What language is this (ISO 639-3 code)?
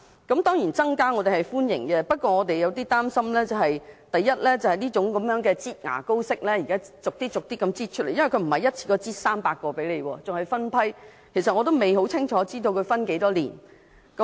yue